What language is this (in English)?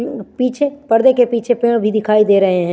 Hindi